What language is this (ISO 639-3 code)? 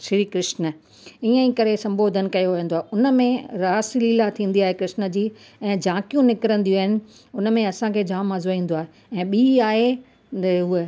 snd